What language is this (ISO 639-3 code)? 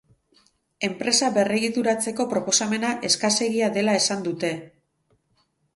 eus